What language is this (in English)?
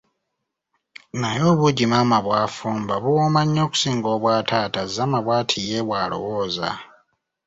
Ganda